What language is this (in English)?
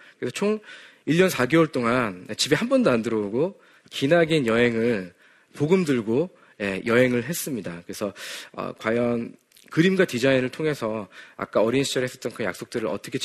Korean